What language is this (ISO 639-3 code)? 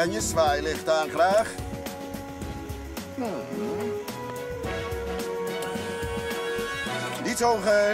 nld